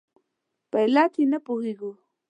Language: Pashto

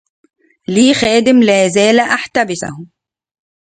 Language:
Arabic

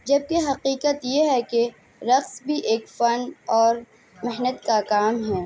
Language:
Urdu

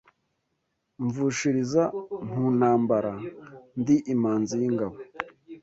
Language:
Kinyarwanda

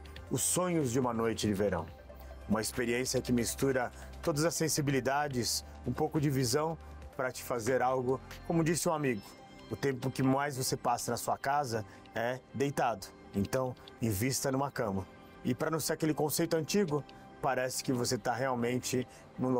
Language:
Portuguese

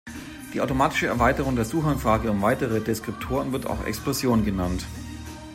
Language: German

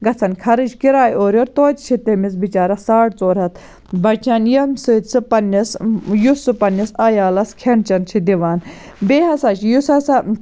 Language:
Kashmiri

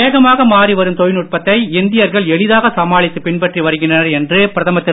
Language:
Tamil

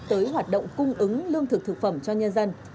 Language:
Vietnamese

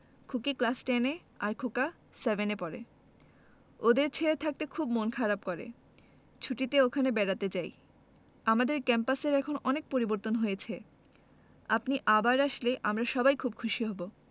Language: Bangla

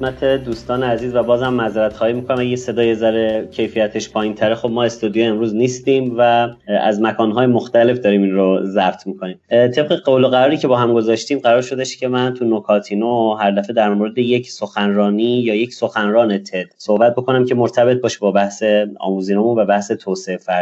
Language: Persian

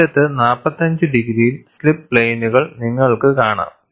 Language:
Malayalam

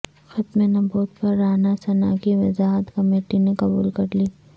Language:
Urdu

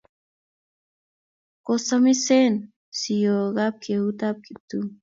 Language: Kalenjin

